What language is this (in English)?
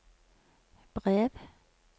Norwegian